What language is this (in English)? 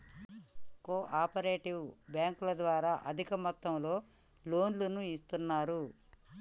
Telugu